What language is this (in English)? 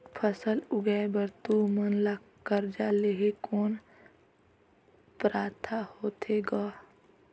Chhattisgarhi